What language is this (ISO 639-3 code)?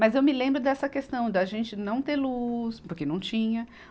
por